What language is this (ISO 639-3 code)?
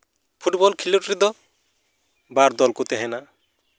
sat